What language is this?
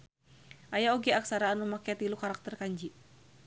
Sundanese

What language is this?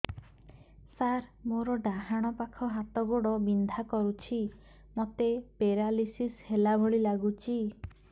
Odia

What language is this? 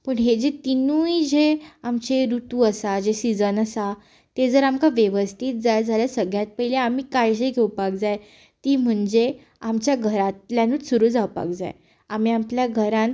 Konkani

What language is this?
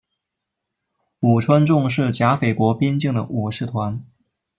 Chinese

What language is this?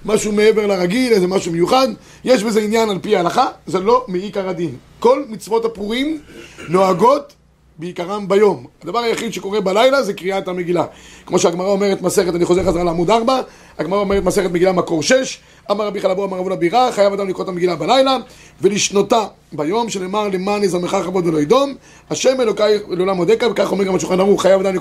Hebrew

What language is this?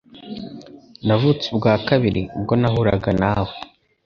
Kinyarwanda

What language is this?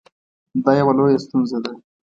Pashto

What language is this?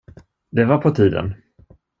Swedish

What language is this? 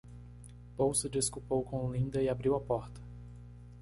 Portuguese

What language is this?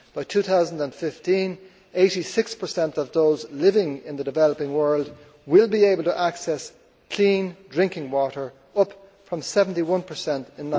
English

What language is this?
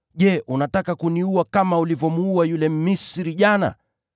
Swahili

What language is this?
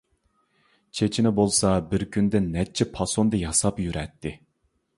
Uyghur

